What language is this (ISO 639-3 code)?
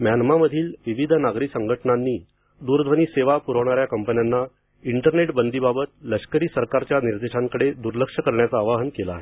mar